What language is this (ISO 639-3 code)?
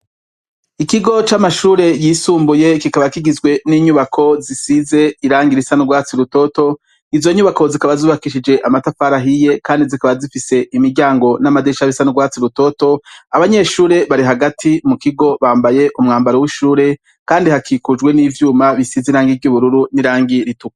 run